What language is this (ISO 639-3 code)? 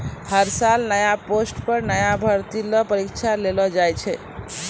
mai